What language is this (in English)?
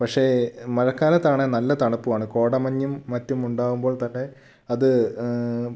Malayalam